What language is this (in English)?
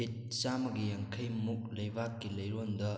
Manipuri